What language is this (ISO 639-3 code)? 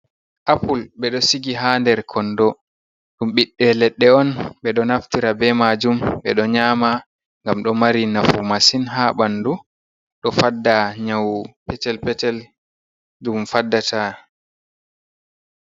ful